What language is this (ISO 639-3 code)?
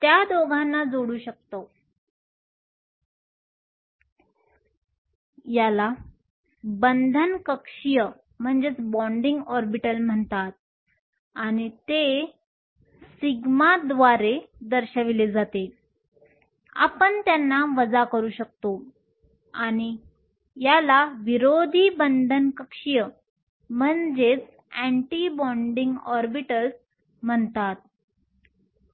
mar